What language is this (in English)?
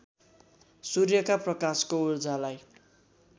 Nepali